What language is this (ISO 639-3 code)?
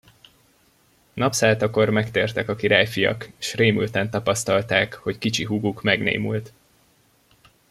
hun